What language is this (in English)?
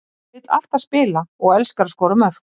Icelandic